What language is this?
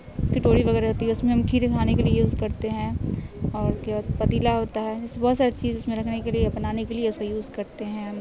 Urdu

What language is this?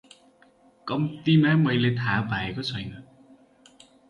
Nepali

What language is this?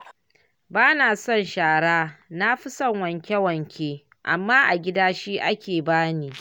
Hausa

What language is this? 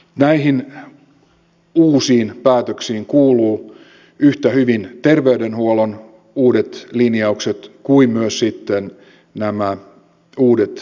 Finnish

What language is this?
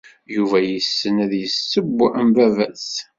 Kabyle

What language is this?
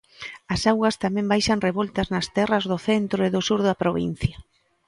Galician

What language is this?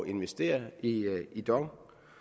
Danish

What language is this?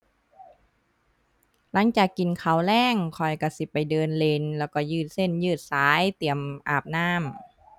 Thai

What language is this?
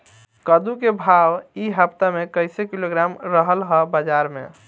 Bhojpuri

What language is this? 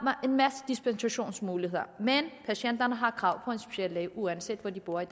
Danish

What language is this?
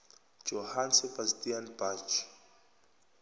South Ndebele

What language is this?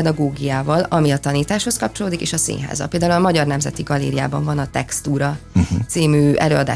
Hungarian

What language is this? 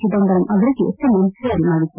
Kannada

